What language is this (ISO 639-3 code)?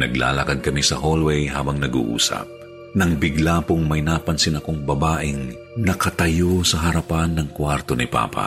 fil